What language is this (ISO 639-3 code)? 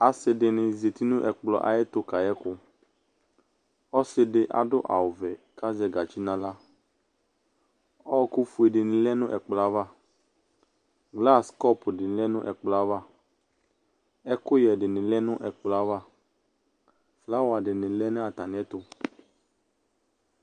kpo